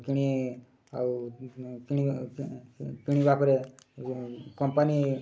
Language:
Odia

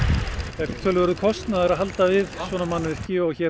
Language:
Icelandic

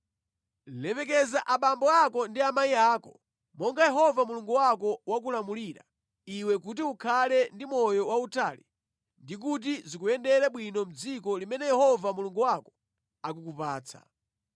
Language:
Nyanja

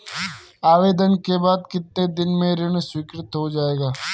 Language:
Hindi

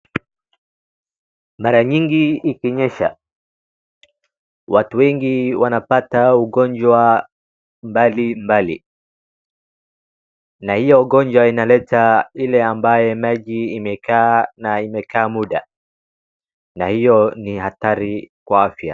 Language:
Swahili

